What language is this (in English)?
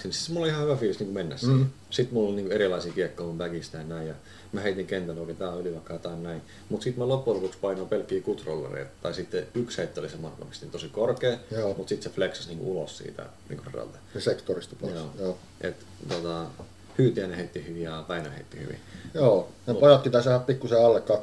Finnish